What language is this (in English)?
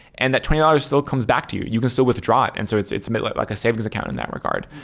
English